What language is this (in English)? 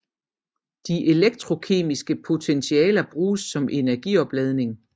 Danish